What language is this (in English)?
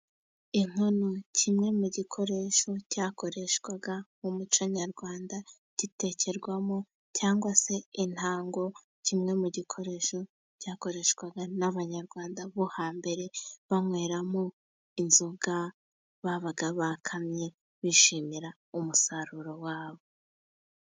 Kinyarwanda